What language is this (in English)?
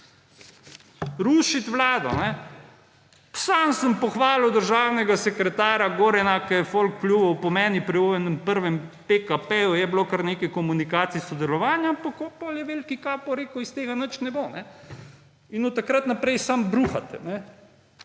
Slovenian